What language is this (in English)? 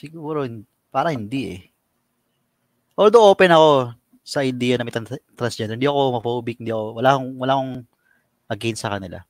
Filipino